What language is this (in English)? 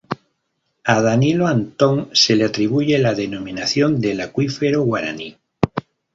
Spanish